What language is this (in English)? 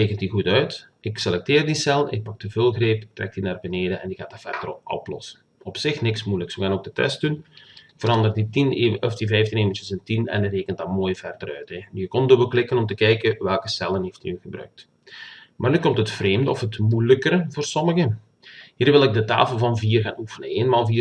Dutch